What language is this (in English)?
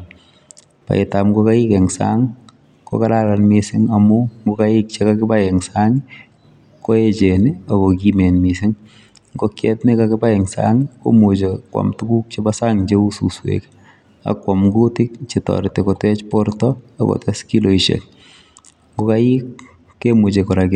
Kalenjin